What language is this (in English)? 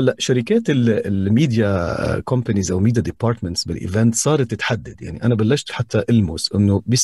Arabic